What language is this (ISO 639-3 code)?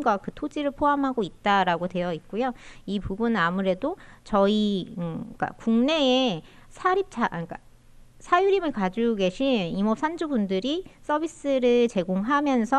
kor